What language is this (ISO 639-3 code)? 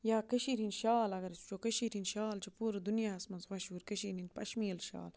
kas